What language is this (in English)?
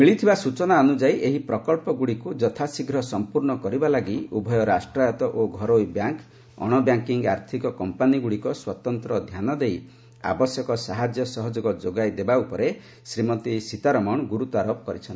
Odia